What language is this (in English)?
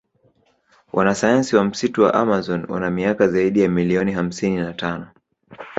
Swahili